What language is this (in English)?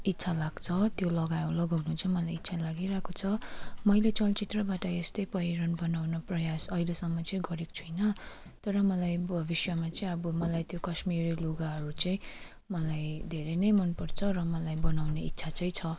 Nepali